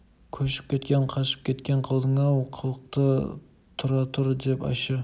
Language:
Kazakh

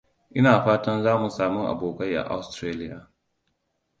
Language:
Hausa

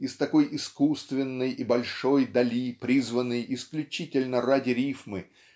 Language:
Russian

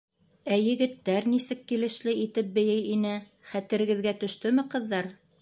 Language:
Bashkir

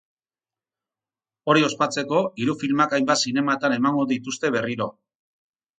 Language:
Basque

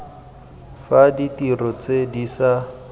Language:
Tswana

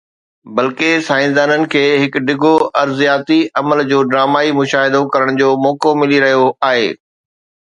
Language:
Sindhi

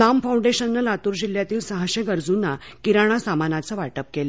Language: Marathi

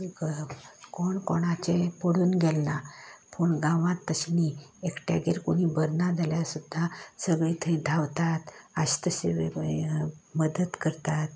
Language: Konkani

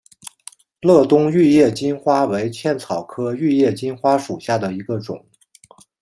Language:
Chinese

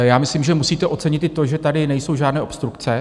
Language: Czech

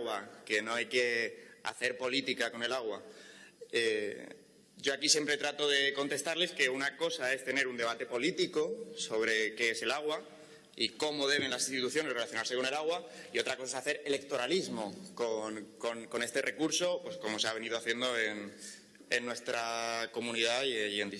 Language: Spanish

